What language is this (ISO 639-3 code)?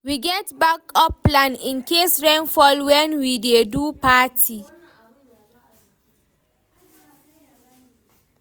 pcm